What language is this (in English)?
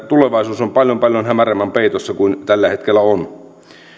Finnish